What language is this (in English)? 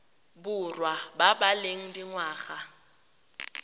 Tswana